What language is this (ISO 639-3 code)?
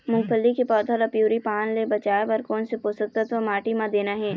hne